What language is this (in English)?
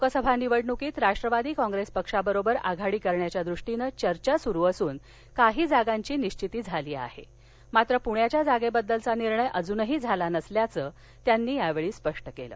Marathi